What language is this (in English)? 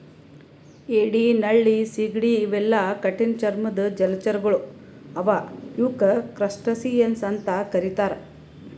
Kannada